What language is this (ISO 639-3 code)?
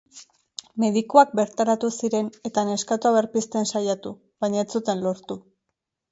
eus